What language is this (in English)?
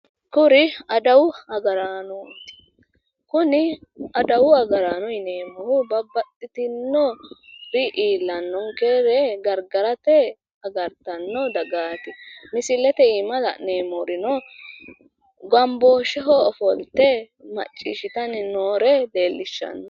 Sidamo